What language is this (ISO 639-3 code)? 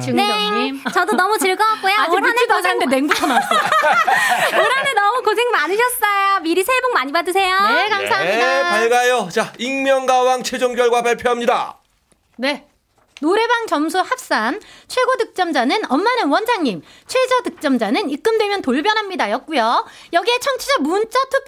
kor